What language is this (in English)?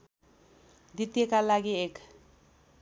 Nepali